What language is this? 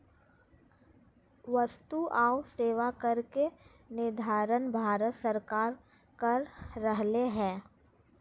Magahi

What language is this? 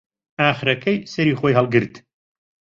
Central Kurdish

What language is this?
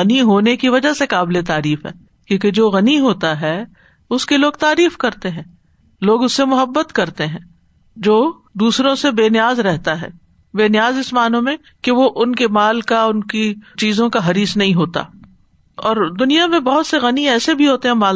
Urdu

